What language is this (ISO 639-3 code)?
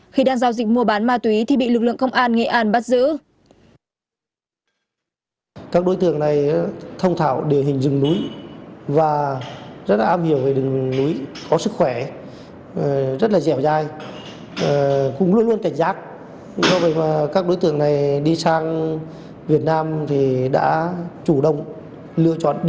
vie